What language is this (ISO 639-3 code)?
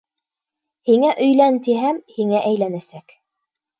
bak